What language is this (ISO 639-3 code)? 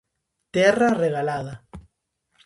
glg